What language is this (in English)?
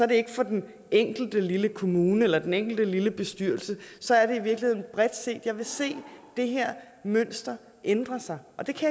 Danish